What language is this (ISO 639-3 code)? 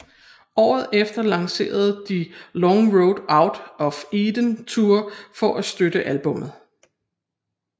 dan